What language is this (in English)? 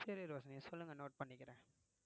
Tamil